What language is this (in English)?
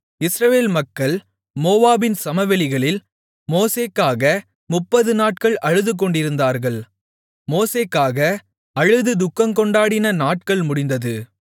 Tamil